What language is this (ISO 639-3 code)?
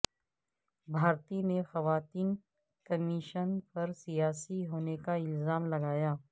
urd